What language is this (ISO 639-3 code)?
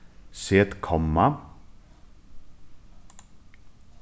fao